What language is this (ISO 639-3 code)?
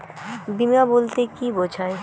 ben